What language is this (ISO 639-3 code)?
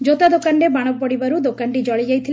ori